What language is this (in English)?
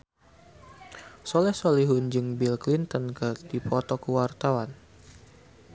Sundanese